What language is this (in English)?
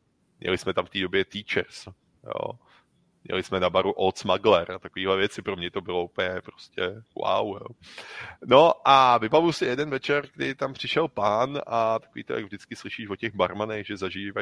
Czech